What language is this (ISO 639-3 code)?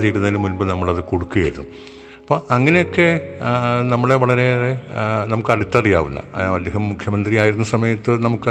mal